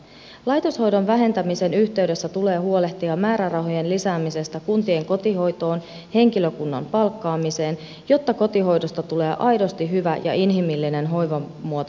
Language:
Finnish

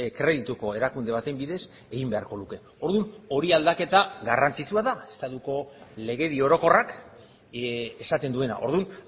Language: Basque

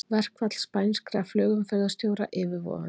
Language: Icelandic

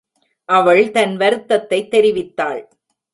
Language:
Tamil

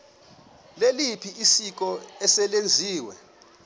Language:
Xhosa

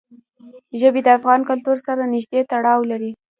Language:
Pashto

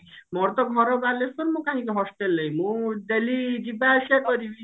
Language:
Odia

